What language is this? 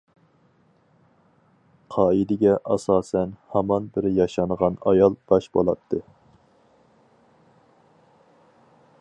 Uyghur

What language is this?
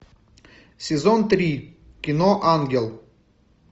Russian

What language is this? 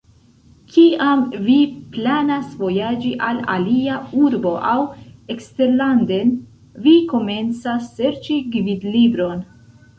Esperanto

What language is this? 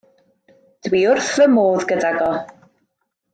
Welsh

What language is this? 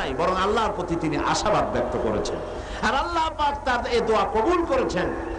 Indonesian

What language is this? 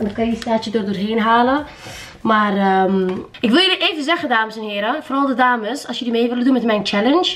Dutch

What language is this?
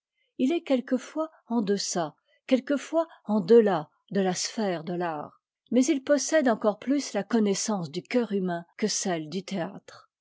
French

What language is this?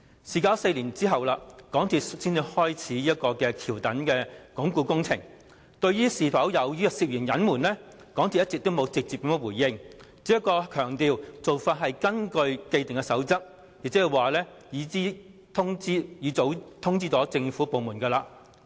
Cantonese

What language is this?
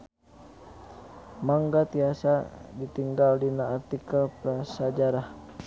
Sundanese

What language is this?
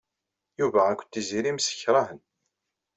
Kabyle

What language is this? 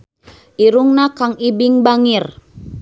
Sundanese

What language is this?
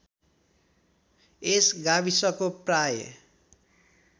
Nepali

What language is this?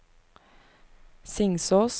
Norwegian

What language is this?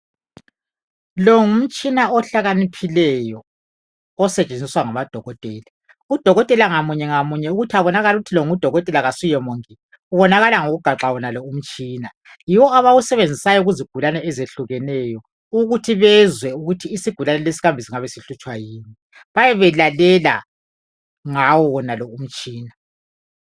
North Ndebele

